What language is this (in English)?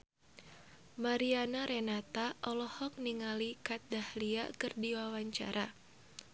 Sundanese